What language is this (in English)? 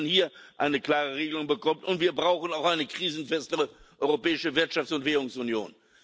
German